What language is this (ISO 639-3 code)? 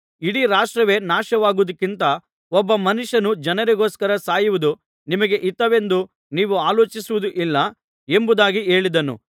kan